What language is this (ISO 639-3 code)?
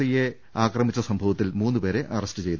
mal